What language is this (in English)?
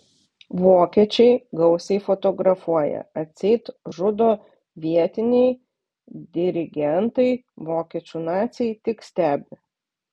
Lithuanian